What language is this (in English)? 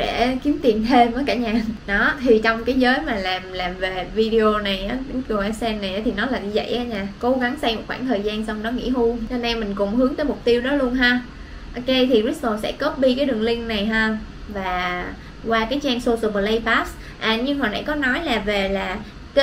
Vietnamese